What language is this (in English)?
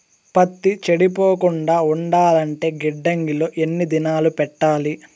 Telugu